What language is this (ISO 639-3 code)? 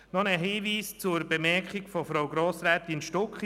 gsw